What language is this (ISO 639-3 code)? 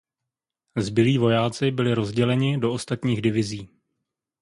ces